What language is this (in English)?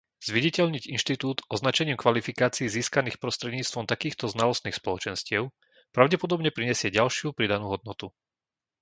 Slovak